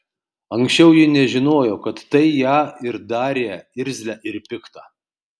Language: Lithuanian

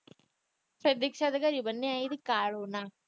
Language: Punjabi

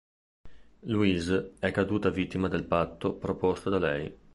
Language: Italian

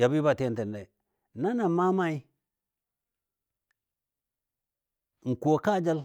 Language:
Dadiya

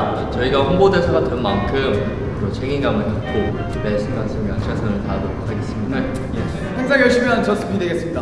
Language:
Korean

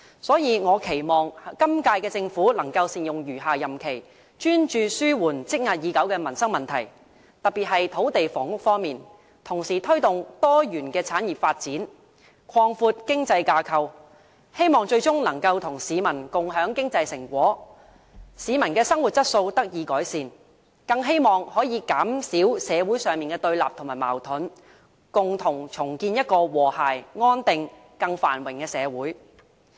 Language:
Cantonese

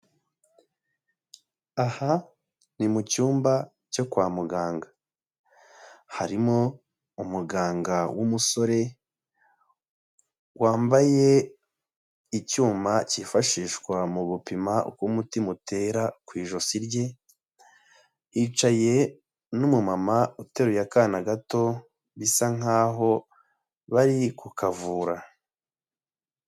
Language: Kinyarwanda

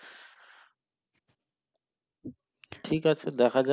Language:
Bangla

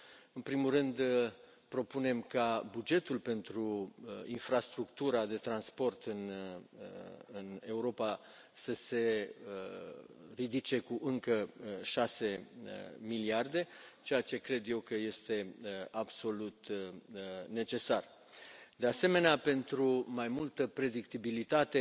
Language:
Romanian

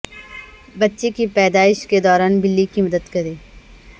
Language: Urdu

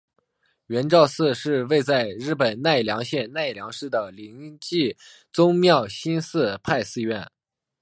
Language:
Chinese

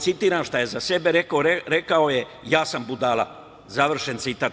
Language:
Serbian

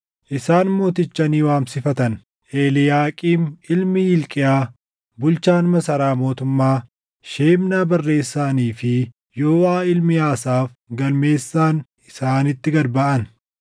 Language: Oromo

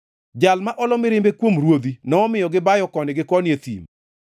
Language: Luo (Kenya and Tanzania)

